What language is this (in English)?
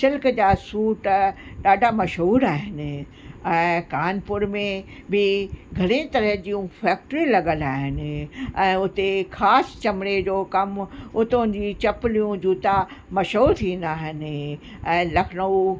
Sindhi